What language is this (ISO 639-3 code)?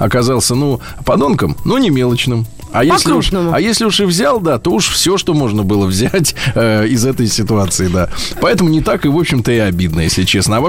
rus